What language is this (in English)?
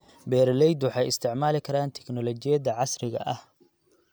Somali